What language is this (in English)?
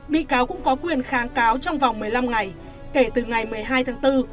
Vietnamese